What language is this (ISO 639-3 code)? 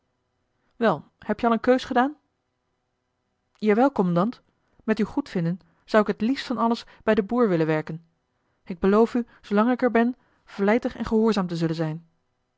nld